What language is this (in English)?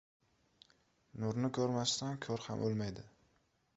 Uzbek